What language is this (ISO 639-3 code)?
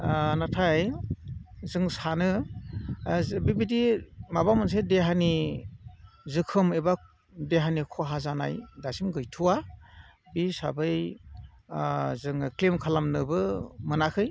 brx